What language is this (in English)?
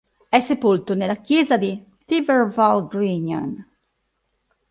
Italian